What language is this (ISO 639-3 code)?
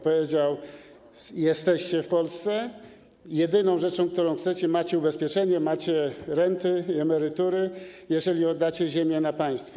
pol